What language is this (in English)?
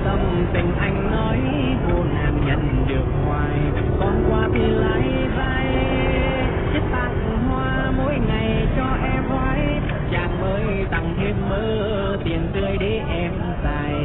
Vietnamese